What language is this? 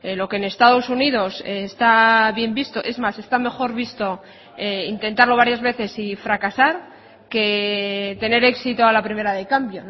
Spanish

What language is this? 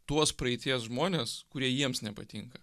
Lithuanian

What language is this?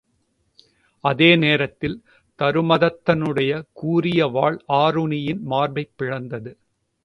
Tamil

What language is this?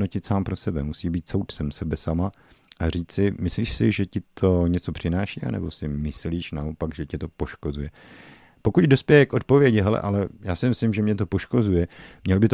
Czech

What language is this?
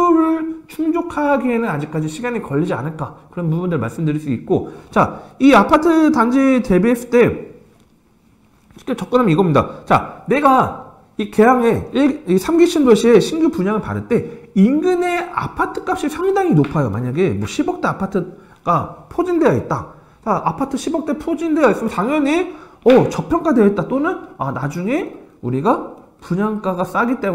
Korean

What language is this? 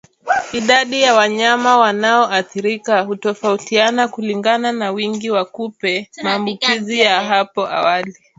Swahili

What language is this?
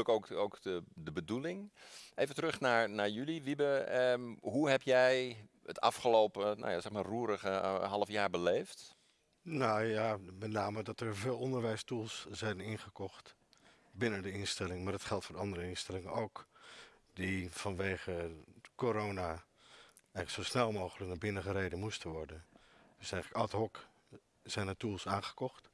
Dutch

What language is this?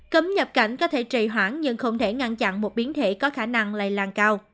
Vietnamese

